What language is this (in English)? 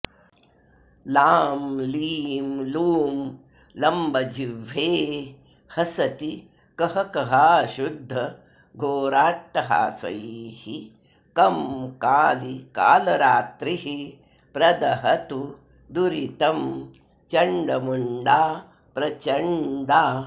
Sanskrit